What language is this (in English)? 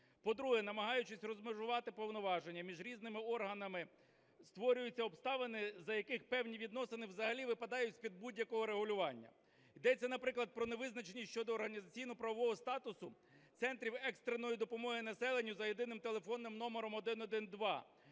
Ukrainian